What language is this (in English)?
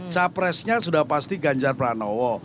Indonesian